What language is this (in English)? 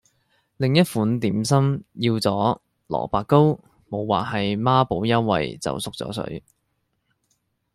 Cantonese